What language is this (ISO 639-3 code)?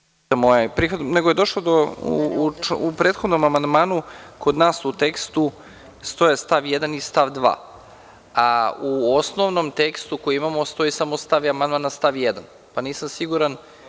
srp